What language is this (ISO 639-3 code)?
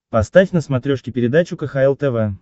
rus